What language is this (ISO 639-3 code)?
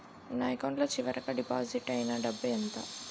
tel